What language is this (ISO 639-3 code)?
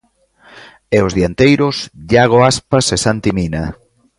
glg